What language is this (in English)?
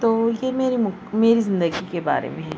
Urdu